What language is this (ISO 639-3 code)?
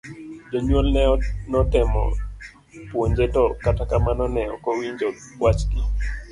luo